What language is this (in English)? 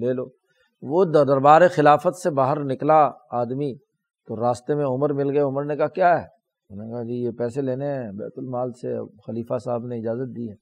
Urdu